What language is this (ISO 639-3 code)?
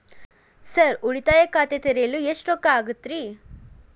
kan